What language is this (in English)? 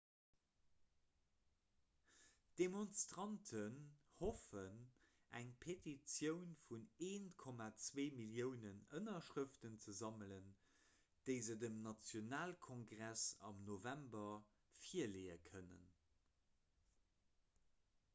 Luxembourgish